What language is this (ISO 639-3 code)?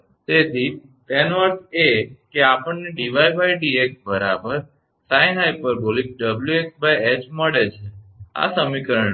guj